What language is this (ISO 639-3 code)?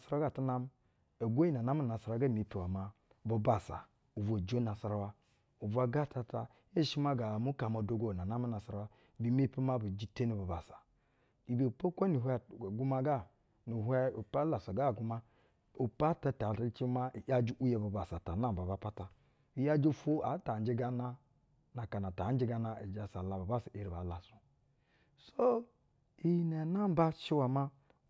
bzw